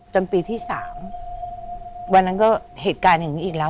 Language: Thai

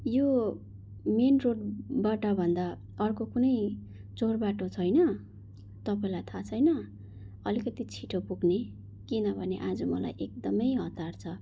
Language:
Nepali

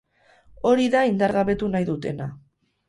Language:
Basque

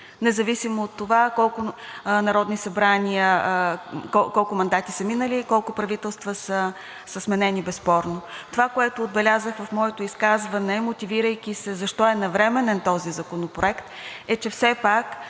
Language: Bulgarian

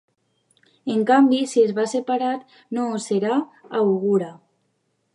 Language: Catalan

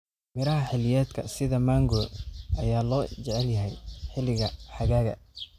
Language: Somali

